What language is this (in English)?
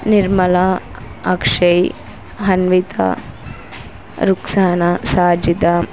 Telugu